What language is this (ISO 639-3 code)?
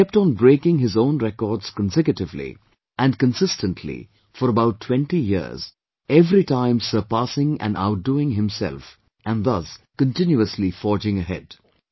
eng